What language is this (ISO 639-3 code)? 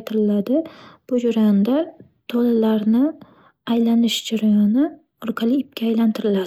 uzb